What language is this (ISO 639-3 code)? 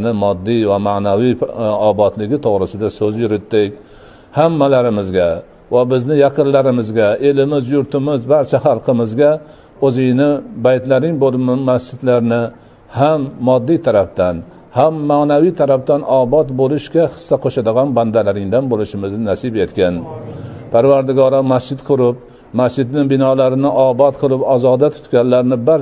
tur